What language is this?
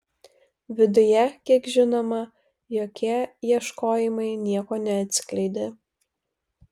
Lithuanian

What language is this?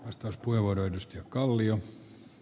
Finnish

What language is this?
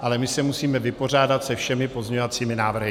Czech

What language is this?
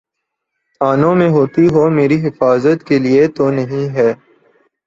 Urdu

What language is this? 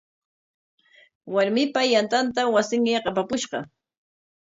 Corongo Ancash Quechua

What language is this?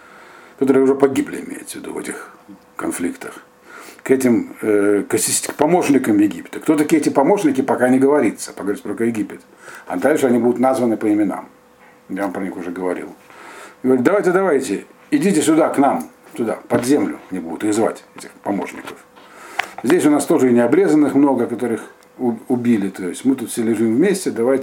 Russian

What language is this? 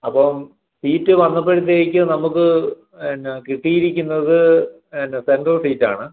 Malayalam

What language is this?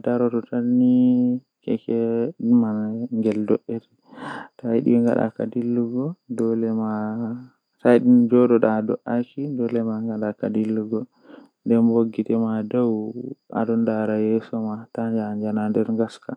Western Niger Fulfulde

